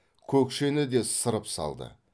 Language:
Kazakh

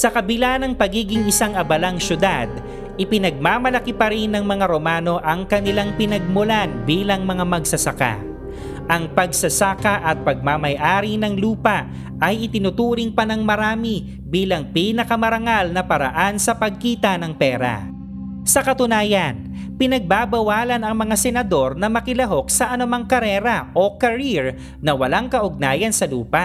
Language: Filipino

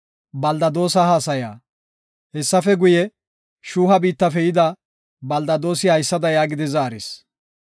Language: Gofa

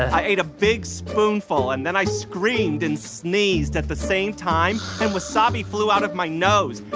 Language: English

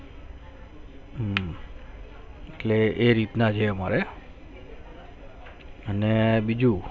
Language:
Gujarati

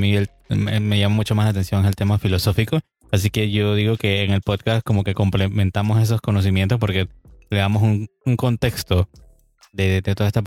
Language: Spanish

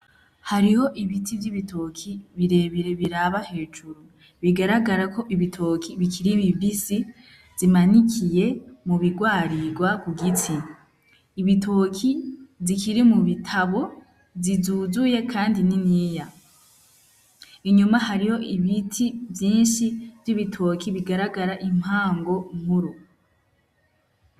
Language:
Rundi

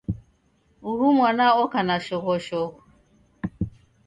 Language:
Taita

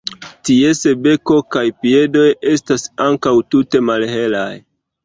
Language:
Esperanto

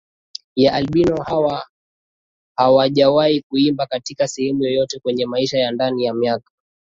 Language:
Swahili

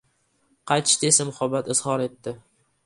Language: Uzbek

